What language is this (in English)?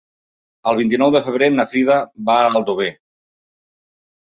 Catalan